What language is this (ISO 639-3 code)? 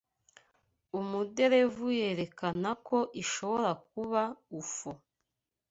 kin